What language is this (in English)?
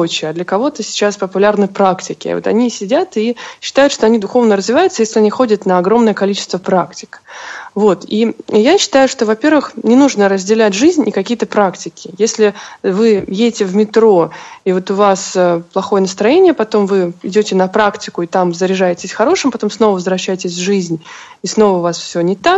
Russian